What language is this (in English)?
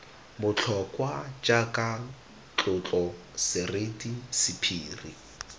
Tswana